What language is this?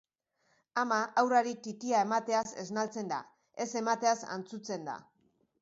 Basque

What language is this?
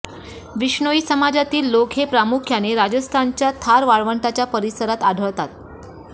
Marathi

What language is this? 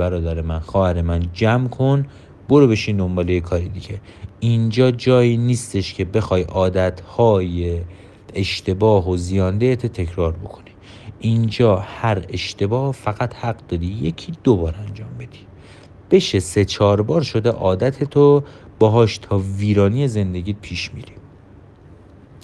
Persian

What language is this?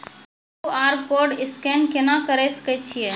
Maithili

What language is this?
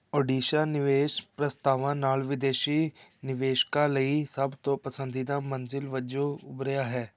Punjabi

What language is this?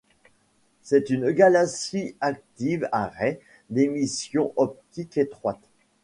French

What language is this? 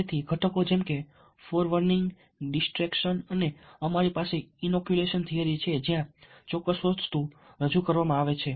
Gujarati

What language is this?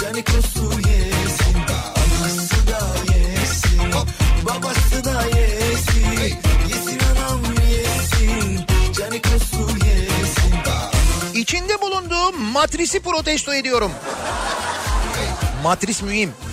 Turkish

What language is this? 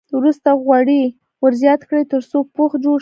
Pashto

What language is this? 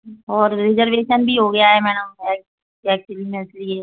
Hindi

